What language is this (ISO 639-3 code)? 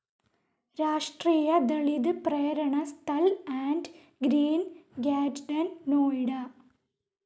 mal